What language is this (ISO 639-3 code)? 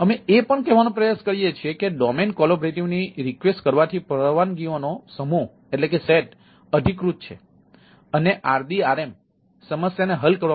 guj